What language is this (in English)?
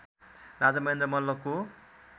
Nepali